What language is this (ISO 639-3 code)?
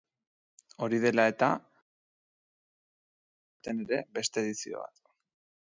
eus